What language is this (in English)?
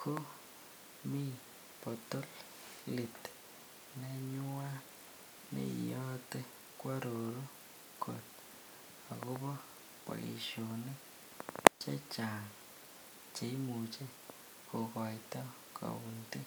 Kalenjin